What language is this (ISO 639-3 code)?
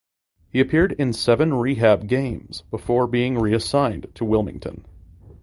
eng